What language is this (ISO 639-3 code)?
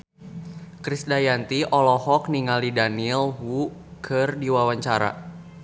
sun